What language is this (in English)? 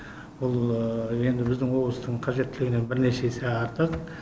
Kazakh